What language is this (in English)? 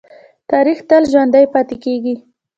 Pashto